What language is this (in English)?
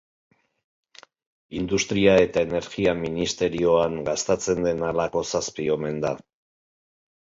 Basque